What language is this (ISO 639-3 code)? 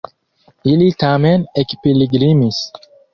epo